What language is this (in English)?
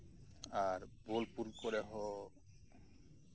Santali